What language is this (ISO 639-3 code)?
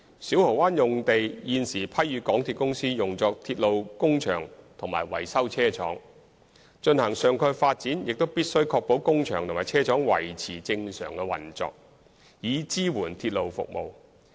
yue